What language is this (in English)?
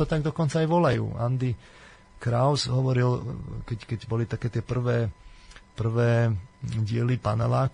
Slovak